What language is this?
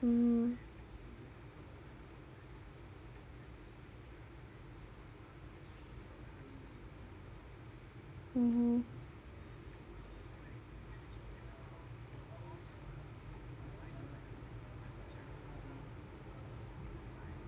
English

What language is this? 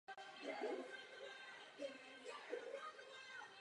Czech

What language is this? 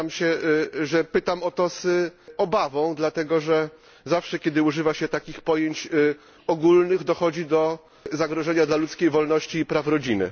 Polish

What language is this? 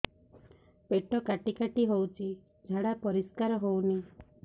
Odia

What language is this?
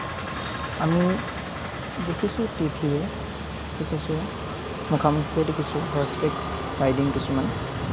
Assamese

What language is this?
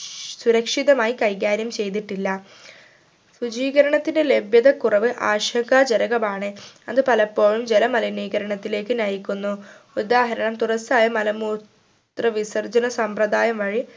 Malayalam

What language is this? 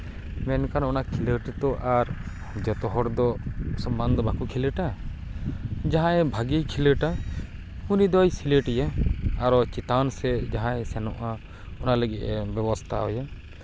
Santali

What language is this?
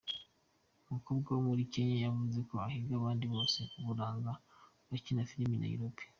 Kinyarwanda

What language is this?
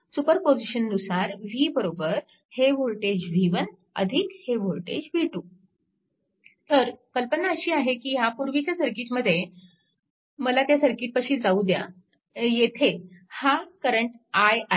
Marathi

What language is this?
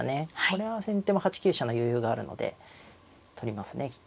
Japanese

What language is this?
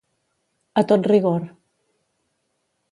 Catalan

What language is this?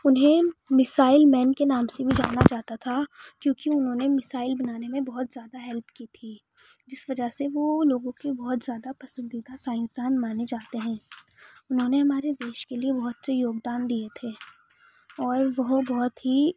Urdu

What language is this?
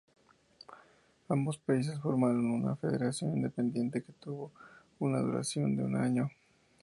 Spanish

